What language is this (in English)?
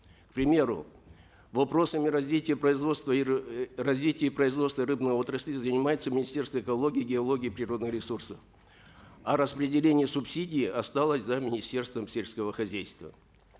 Kazakh